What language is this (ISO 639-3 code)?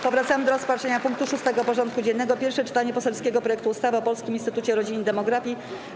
pol